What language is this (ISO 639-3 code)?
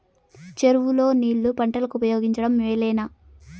tel